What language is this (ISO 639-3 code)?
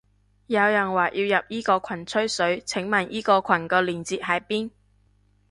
yue